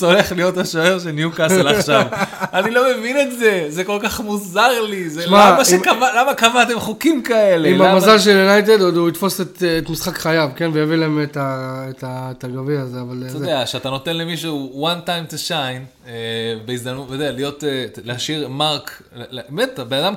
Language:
Hebrew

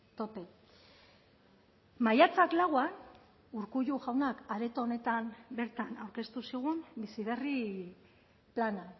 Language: Basque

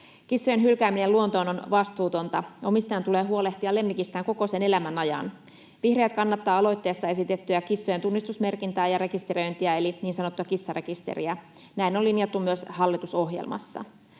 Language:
Finnish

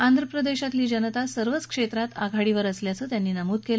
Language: Marathi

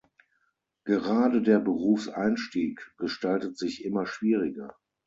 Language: German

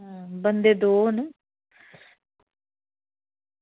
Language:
Dogri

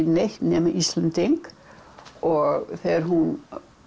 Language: Icelandic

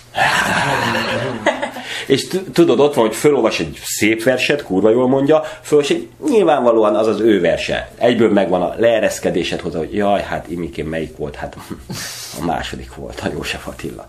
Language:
Hungarian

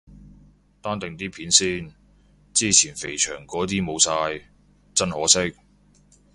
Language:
Cantonese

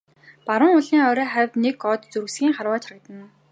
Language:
Mongolian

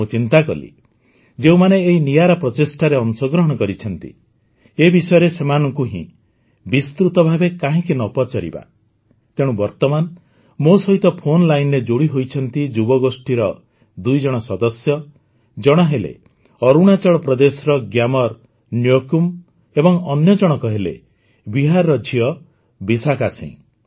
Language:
Odia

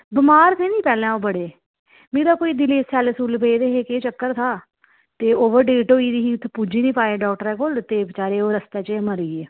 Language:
Dogri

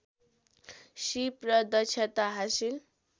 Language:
Nepali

